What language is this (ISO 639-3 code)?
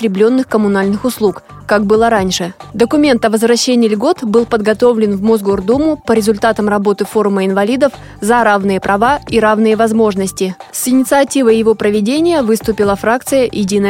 rus